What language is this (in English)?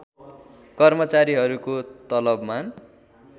Nepali